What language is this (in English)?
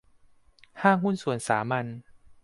Thai